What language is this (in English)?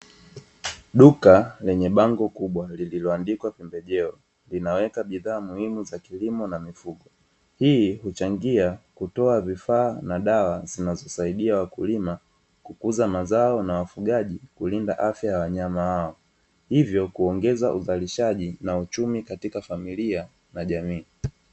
Swahili